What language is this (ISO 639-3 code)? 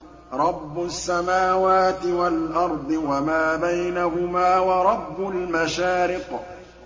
ara